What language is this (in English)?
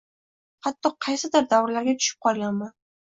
Uzbek